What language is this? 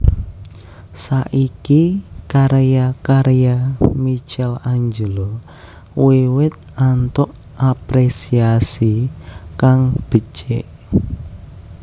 Javanese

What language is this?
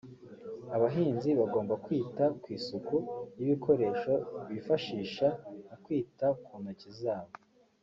Kinyarwanda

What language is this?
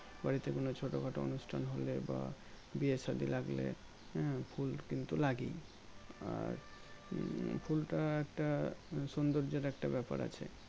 Bangla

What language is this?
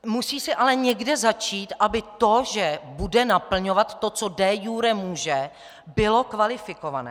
Czech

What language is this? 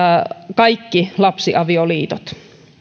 Finnish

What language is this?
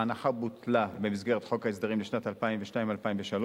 Hebrew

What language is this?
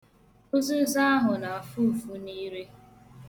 Igbo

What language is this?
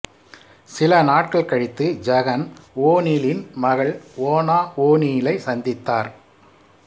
Tamil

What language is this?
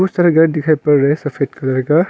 Hindi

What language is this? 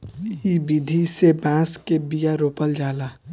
Bhojpuri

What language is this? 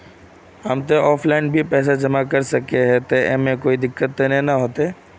Magahi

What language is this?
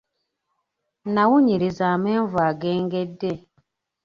Ganda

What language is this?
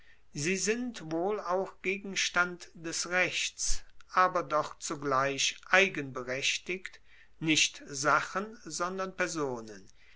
German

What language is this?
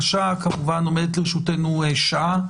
Hebrew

